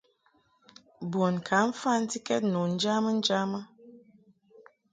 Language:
Mungaka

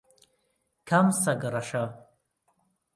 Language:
Central Kurdish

